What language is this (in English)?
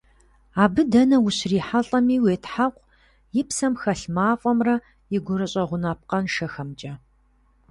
Kabardian